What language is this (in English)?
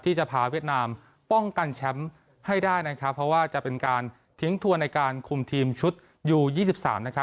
Thai